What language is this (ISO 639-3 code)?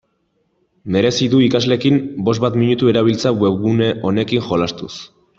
eus